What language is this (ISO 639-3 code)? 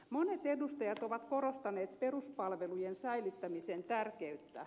fin